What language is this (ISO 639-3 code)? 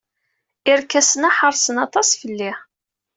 kab